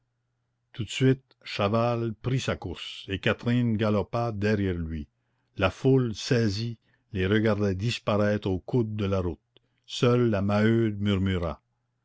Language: French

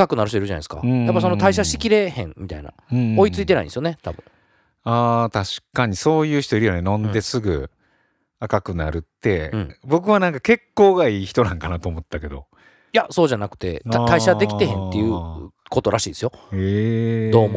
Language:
Japanese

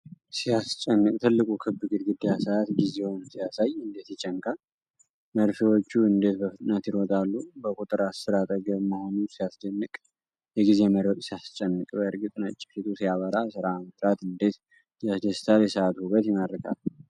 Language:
Amharic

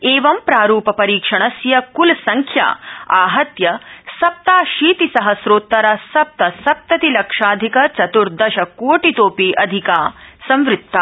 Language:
Sanskrit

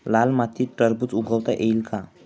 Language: Marathi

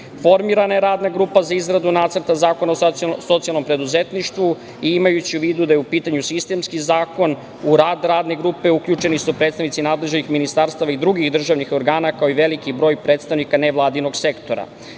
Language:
Serbian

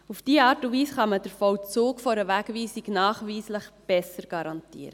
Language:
Swiss German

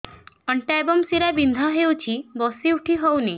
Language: Odia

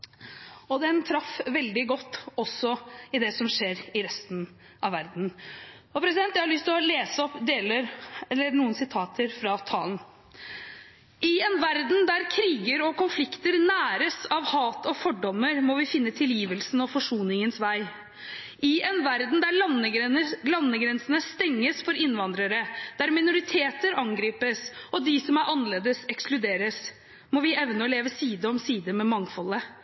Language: Norwegian Bokmål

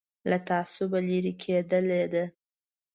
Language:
Pashto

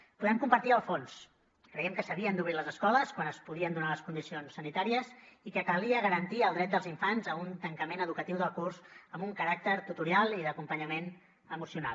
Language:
Catalan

